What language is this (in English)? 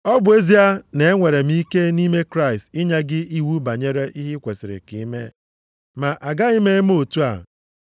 Igbo